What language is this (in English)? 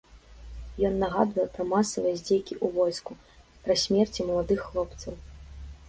Belarusian